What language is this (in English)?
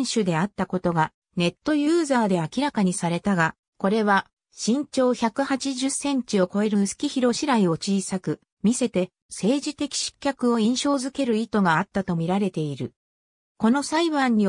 Japanese